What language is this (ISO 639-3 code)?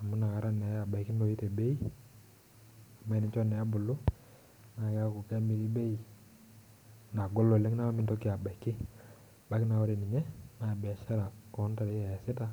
mas